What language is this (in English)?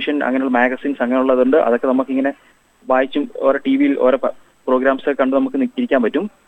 Malayalam